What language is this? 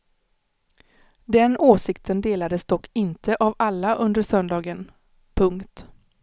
Swedish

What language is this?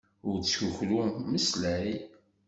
Kabyle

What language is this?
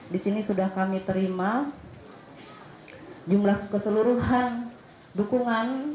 Indonesian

